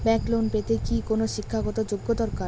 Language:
Bangla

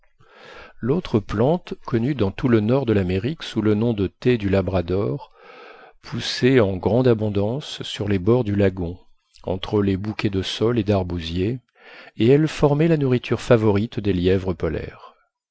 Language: French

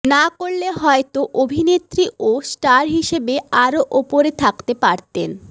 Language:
Bangla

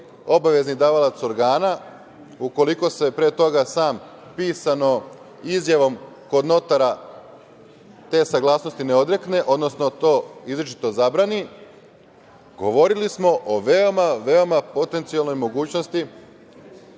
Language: Serbian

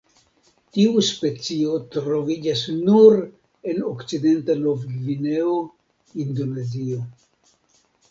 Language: Esperanto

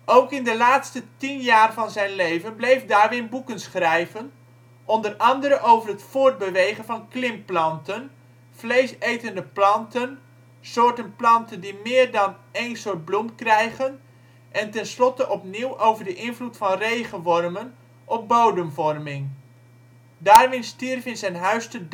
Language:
Dutch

